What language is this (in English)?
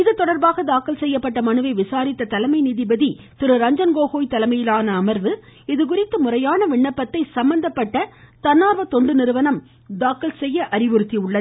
Tamil